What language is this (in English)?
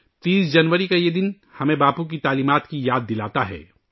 Urdu